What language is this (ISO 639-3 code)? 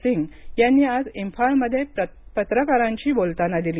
mar